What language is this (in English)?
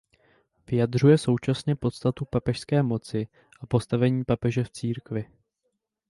Czech